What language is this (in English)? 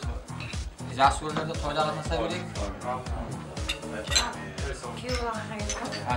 Turkish